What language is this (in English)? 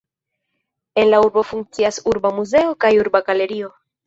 Esperanto